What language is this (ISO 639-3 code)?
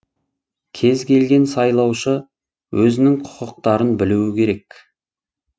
kaz